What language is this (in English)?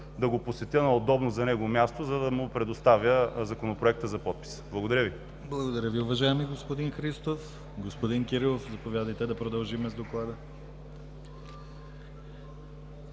Bulgarian